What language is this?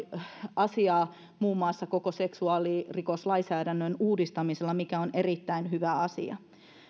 Finnish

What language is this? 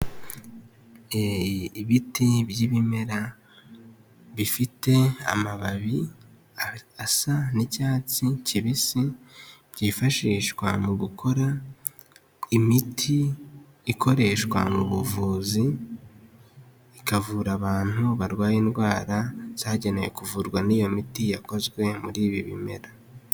Kinyarwanda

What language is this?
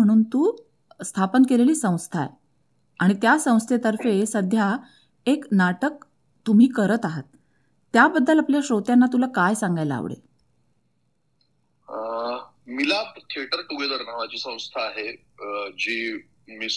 Marathi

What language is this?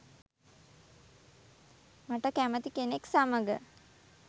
Sinhala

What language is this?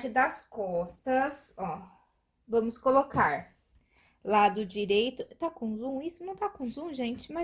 Portuguese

